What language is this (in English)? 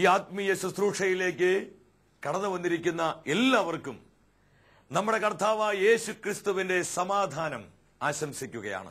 Romanian